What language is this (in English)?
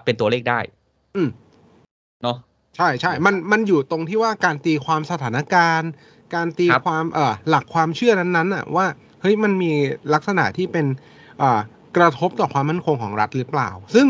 Thai